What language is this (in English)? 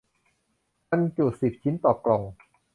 Thai